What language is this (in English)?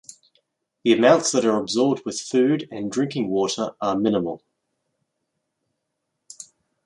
English